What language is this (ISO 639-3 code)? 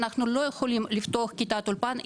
heb